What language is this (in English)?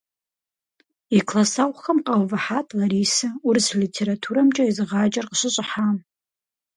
Kabardian